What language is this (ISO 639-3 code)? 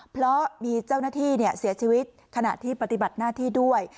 tha